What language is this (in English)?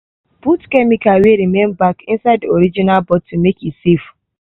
Nigerian Pidgin